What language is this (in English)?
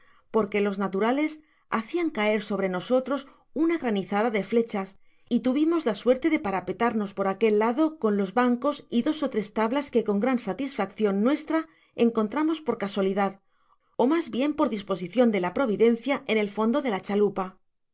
Spanish